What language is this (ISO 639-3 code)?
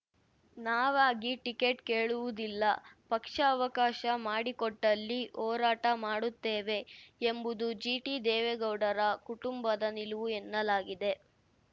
kan